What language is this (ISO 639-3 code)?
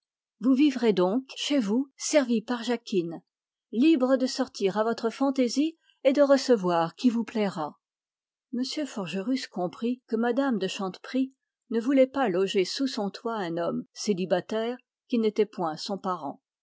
fra